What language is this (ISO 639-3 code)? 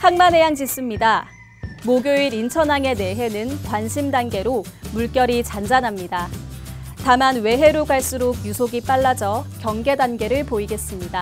kor